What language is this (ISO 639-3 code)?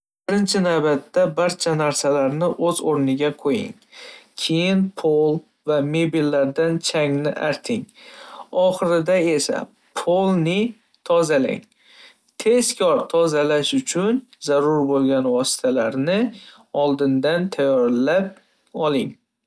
uzb